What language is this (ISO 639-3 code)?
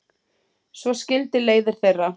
isl